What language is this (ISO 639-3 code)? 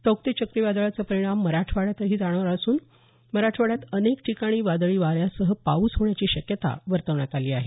mar